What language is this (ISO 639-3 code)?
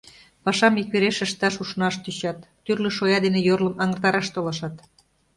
chm